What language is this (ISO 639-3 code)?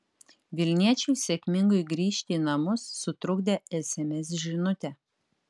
lit